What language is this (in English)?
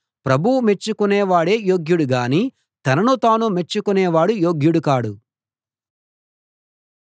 Telugu